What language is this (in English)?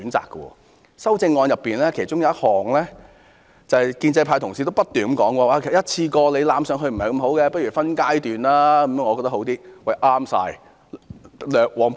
Cantonese